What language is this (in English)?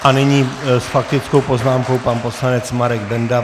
Czech